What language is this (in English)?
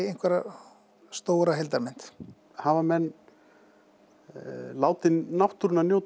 Icelandic